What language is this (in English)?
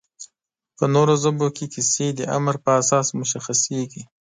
Pashto